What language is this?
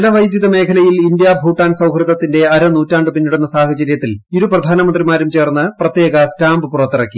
Malayalam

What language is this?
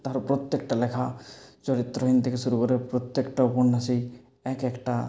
Bangla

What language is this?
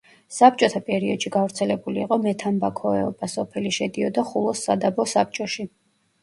Georgian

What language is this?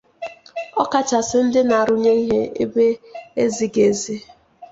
Igbo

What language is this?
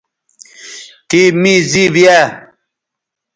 Bateri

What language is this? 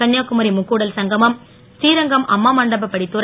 Tamil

